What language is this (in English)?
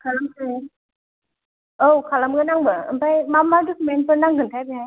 Bodo